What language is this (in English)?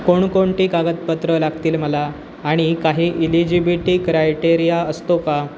Marathi